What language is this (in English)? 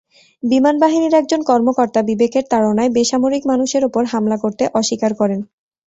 Bangla